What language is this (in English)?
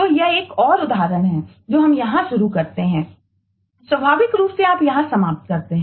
Hindi